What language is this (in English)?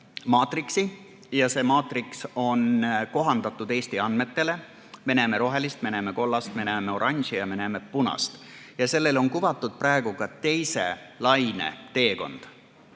Estonian